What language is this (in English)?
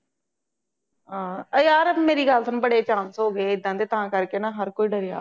Punjabi